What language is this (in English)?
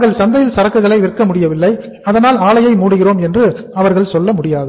Tamil